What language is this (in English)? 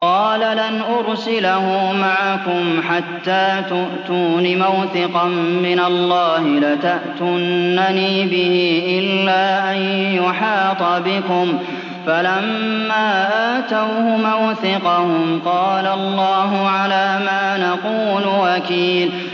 Arabic